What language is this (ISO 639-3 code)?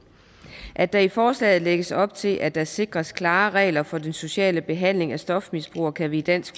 dan